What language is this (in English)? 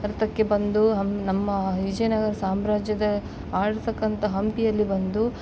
Kannada